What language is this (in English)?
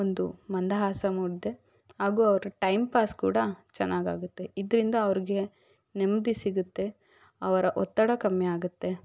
Kannada